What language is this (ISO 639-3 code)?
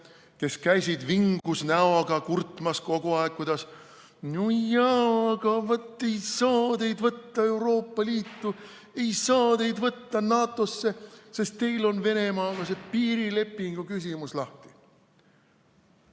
est